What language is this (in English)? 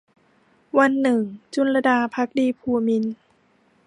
Thai